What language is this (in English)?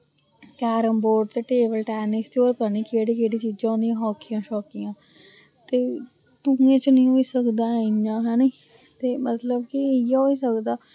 Dogri